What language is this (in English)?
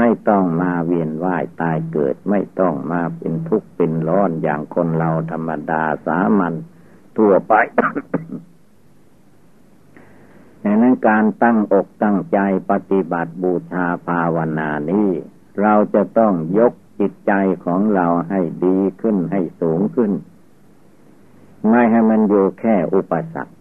Thai